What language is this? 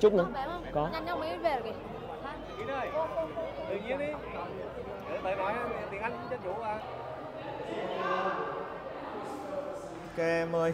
Vietnamese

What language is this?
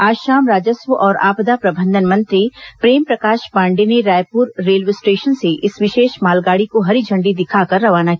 Hindi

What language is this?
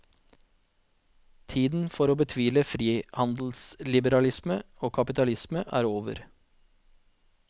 Norwegian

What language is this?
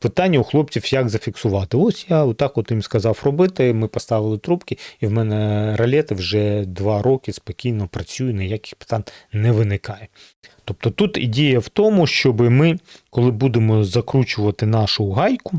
Ukrainian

